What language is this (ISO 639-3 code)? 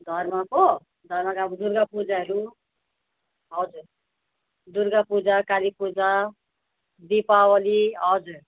nep